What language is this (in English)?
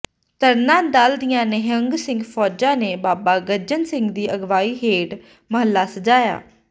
Punjabi